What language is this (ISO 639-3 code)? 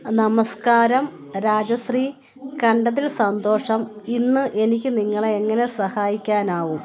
mal